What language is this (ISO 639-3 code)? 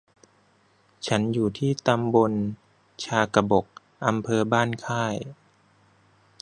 tha